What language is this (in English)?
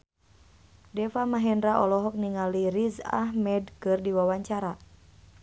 Sundanese